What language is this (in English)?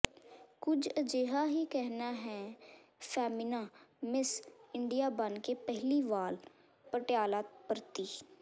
Punjabi